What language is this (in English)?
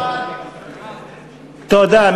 Hebrew